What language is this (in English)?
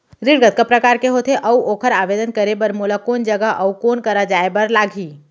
Chhattisgarhi